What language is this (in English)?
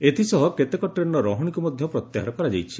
Odia